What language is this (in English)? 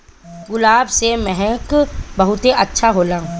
Bhojpuri